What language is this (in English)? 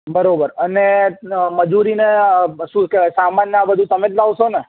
Gujarati